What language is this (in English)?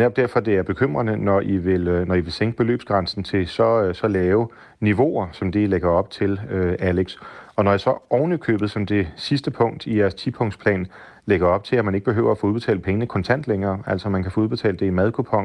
Danish